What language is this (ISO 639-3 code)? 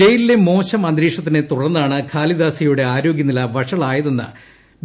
mal